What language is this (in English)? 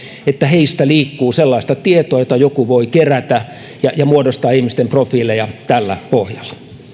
Finnish